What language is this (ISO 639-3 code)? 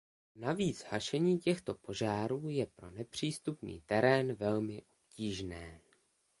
ces